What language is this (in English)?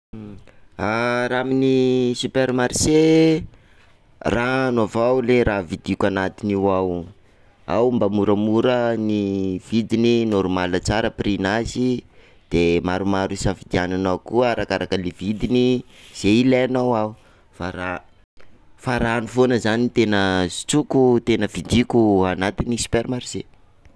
Sakalava Malagasy